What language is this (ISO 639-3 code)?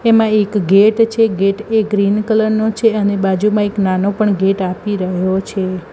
guj